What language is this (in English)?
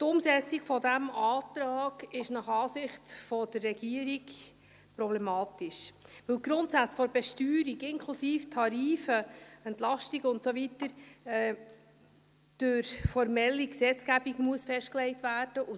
Swiss German